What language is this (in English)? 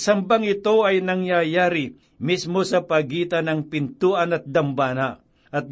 Filipino